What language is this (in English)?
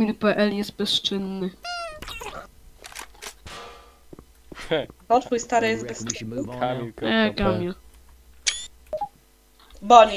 Polish